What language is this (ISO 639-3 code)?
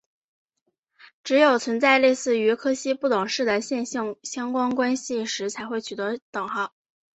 zho